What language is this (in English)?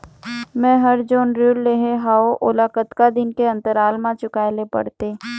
Chhattisgarhi